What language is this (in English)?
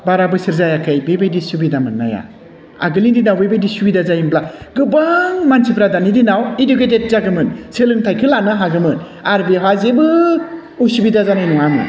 Bodo